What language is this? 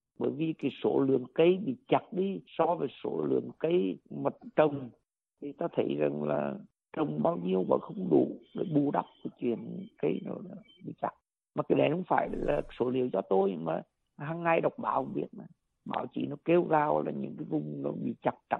Vietnamese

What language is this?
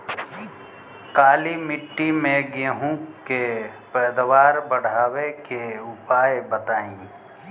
Bhojpuri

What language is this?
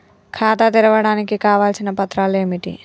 Telugu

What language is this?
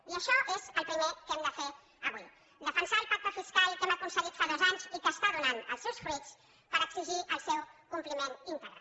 Catalan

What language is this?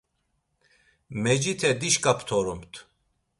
Laz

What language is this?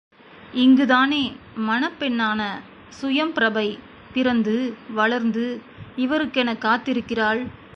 Tamil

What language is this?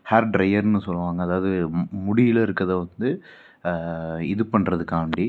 Tamil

